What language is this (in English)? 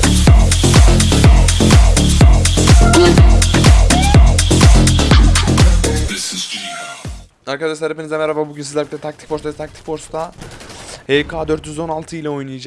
Turkish